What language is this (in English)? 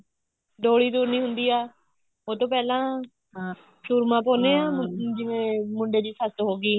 Punjabi